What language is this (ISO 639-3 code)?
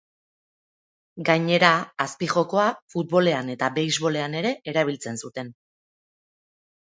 eus